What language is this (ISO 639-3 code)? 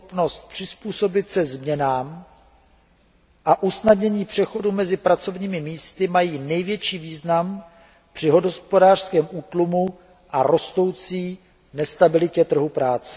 ces